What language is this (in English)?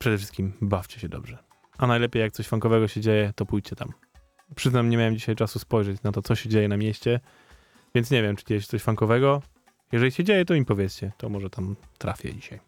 Polish